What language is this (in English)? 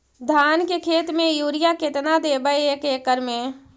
Magahi